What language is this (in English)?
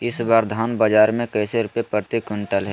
Magahi